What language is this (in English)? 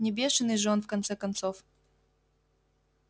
Russian